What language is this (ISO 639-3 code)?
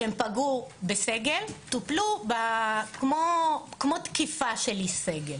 heb